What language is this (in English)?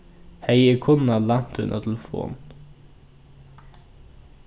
Faroese